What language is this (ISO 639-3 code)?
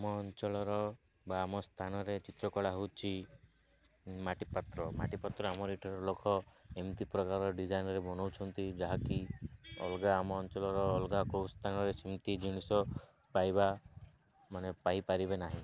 ori